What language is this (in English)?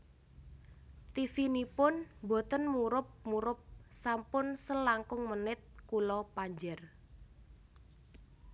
Javanese